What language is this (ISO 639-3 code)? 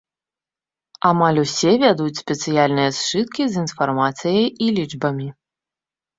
bel